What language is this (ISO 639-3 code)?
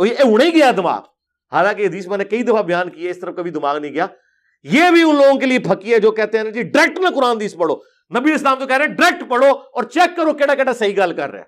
urd